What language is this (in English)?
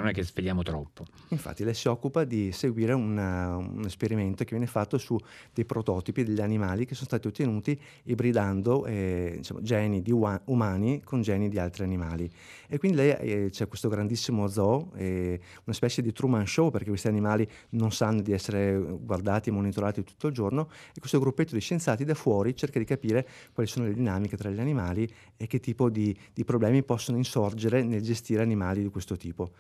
Italian